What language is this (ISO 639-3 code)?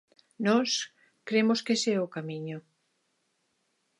glg